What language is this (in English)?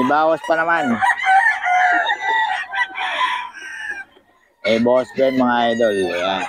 Filipino